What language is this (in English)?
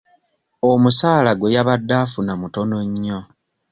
Ganda